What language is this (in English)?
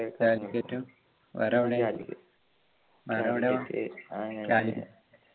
Malayalam